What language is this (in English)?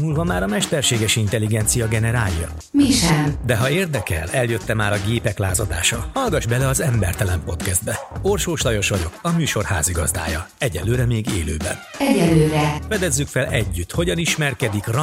Hungarian